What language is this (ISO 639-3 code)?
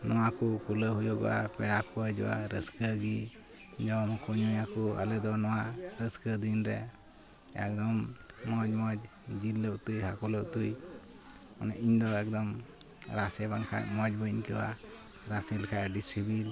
sat